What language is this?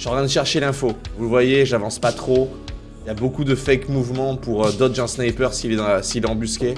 French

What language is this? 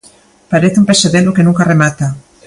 Galician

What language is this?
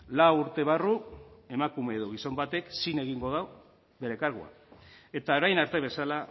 Basque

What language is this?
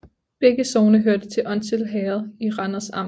Danish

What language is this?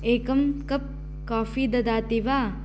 Sanskrit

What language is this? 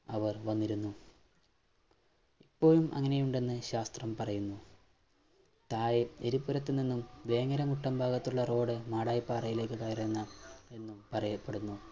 Malayalam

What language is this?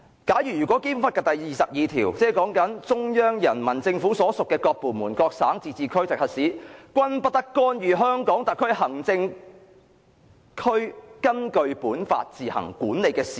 Cantonese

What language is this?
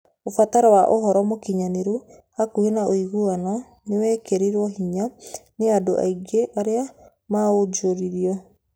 Kikuyu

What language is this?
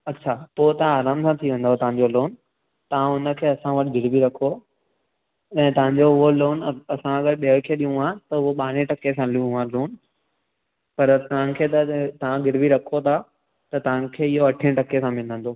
Sindhi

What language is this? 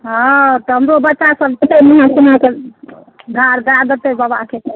Maithili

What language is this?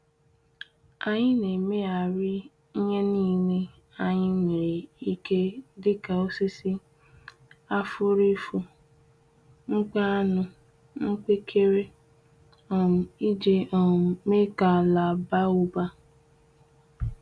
Igbo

